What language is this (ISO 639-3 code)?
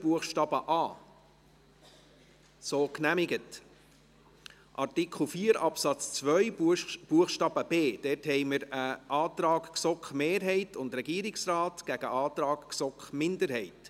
gsw